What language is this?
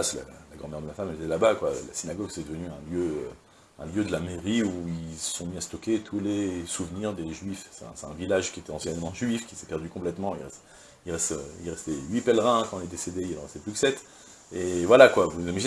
French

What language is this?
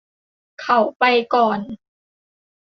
Thai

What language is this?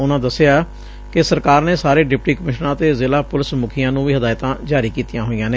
Punjabi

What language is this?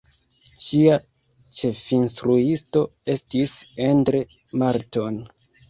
Esperanto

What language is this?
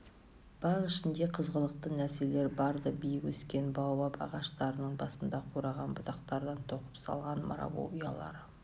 Kazakh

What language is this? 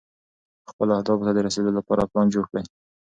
Pashto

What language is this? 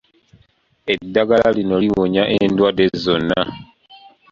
Ganda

